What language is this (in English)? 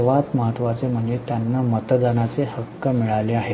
Marathi